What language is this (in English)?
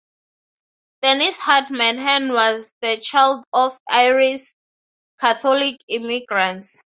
English